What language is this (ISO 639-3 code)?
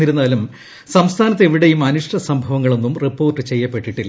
mal